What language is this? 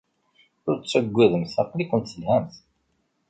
Kabyle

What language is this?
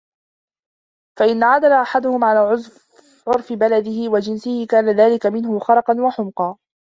Arabic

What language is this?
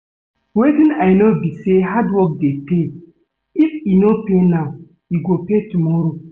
Nigerian Pidgin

